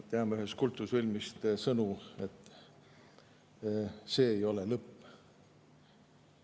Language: Estonian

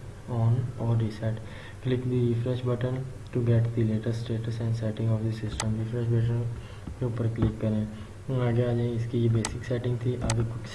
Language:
Urdu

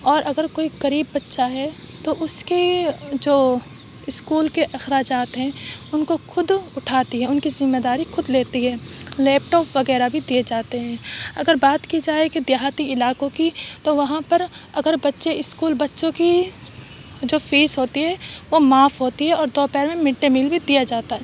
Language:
Urdu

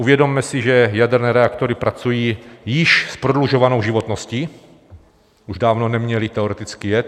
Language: Czech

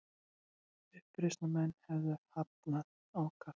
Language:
Icelandic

